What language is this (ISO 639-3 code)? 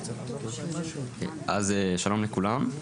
heb